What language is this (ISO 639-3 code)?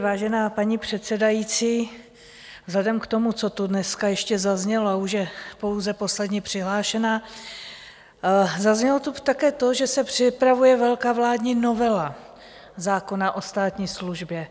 ces